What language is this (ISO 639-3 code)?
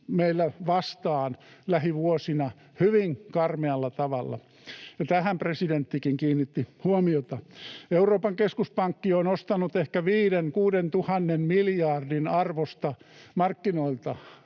fin